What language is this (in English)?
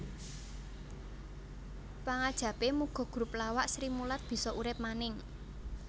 Javanese